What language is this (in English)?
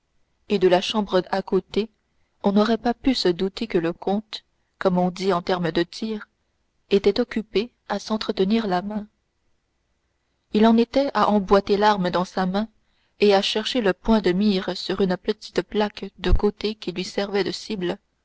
French